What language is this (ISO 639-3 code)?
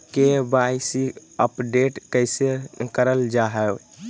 mag